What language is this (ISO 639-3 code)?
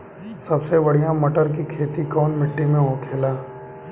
bho